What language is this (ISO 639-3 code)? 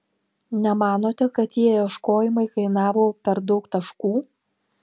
lit